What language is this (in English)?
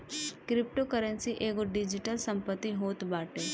Bhojpuri